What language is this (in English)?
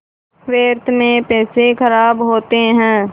Hindi